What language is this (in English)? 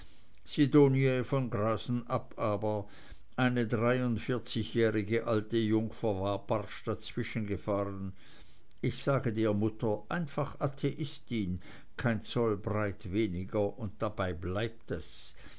German